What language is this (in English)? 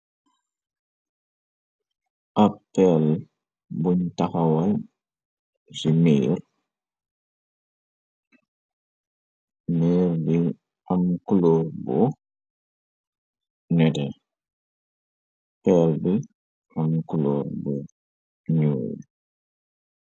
Wolof